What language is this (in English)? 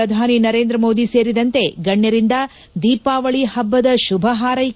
Kannada